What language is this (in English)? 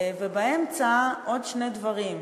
Hebrew